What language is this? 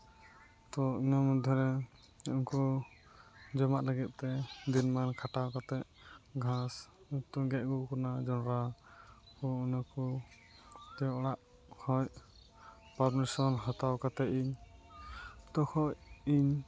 Santali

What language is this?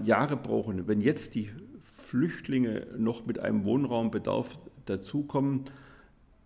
German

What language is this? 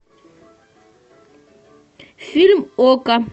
Russian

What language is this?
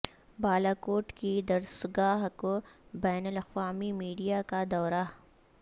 Urdu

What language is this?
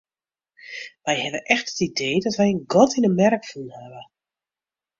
Western Frisian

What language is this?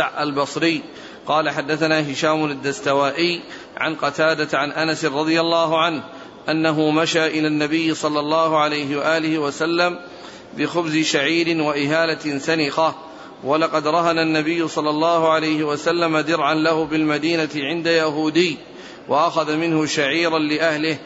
Arabic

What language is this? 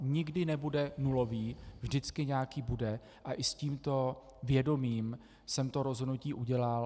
Czech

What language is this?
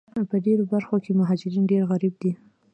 Pashto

